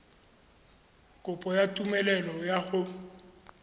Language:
Tswana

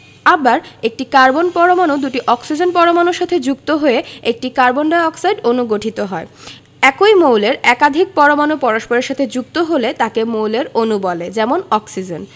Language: Bangla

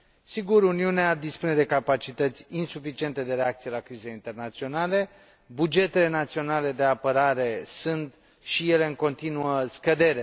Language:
Romanian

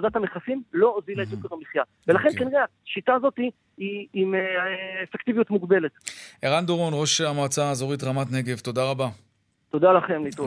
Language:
Hebrew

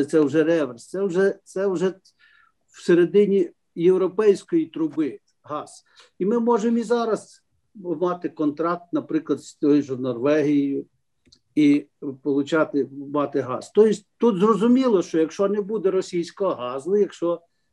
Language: Ukrainian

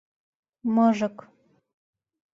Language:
Mari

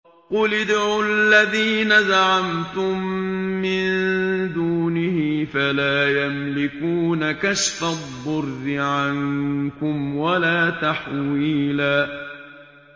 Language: Arabic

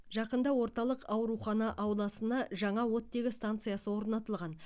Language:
Kazakh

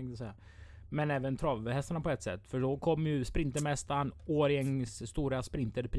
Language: Swedish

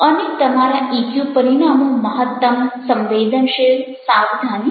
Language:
Gujarati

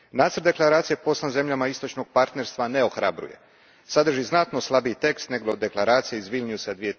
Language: Croatian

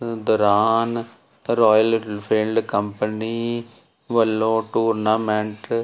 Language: Punjabi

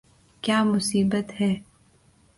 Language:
Urdu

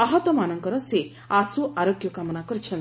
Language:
Odia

